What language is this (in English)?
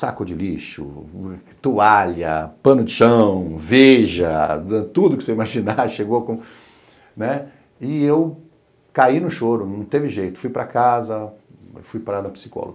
Portuguese